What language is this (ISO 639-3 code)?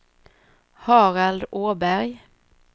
swe